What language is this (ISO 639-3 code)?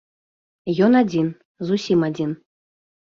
bel